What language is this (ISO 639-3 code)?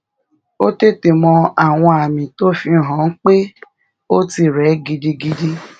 yor